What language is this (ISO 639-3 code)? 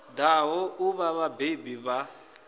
ven